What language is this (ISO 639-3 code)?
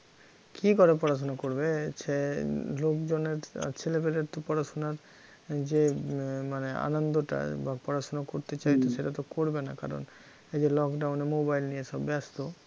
ben